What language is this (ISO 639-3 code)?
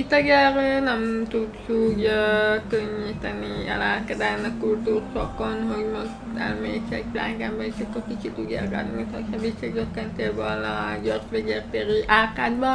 hun